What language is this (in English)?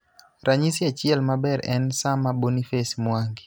Luo (Kenya and Tanzania)